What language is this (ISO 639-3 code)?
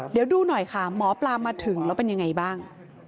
tha